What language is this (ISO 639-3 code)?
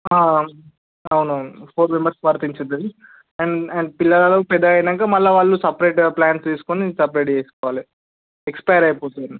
tel